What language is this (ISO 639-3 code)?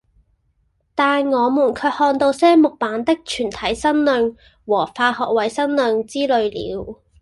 yue